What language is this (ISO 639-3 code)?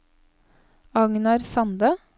nor